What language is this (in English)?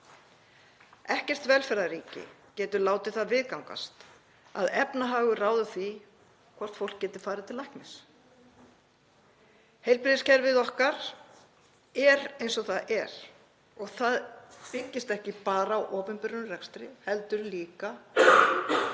Icelandic